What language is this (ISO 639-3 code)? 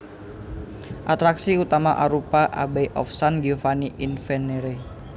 jav